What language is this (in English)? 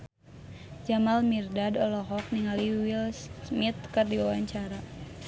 Sundanese